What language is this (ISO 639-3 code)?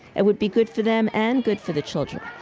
eng